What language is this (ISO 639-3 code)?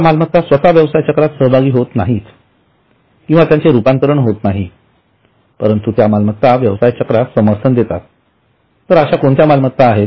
mar